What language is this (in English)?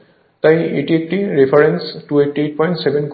Bangla